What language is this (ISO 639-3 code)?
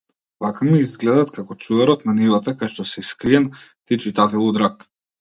mkd